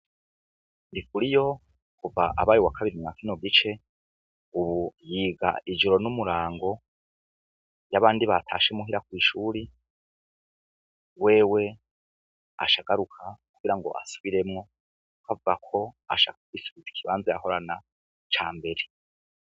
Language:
Rundi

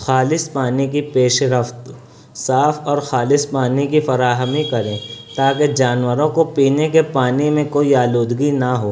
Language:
Urdu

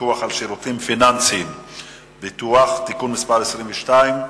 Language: Hebrew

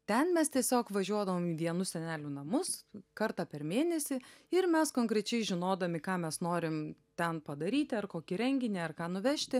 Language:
Lithuanian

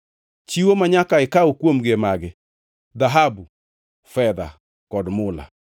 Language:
Luo (Kenya and Tanzania)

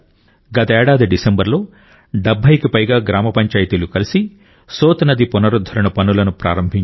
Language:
Telugu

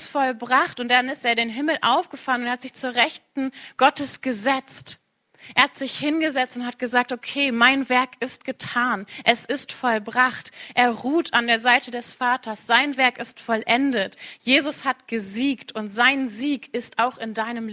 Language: German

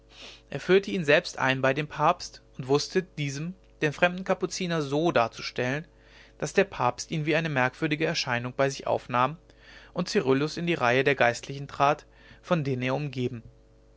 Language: German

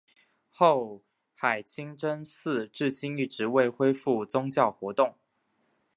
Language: Chinese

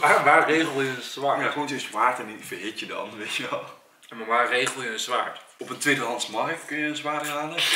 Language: Dutch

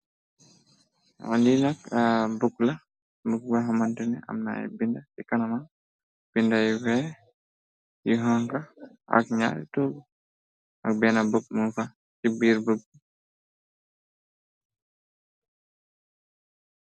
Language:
Wolof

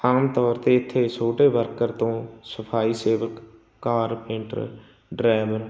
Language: Punjabi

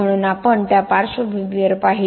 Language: Marathi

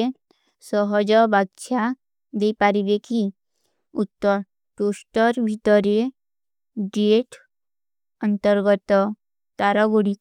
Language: Kui (India)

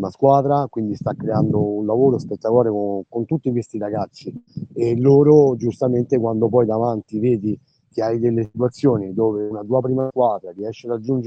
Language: Italian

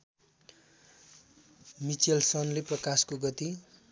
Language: Nepali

